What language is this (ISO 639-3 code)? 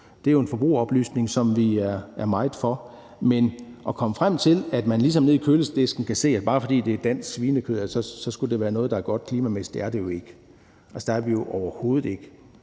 dan